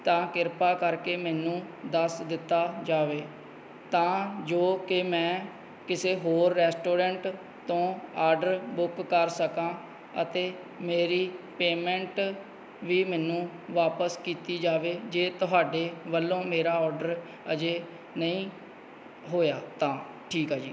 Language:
Punjabi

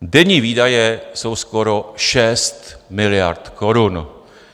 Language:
Czech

